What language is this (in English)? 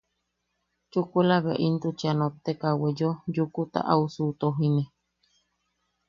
Yaqui